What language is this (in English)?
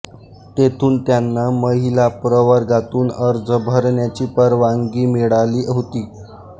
Marathi